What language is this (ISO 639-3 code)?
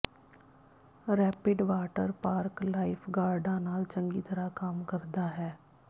pan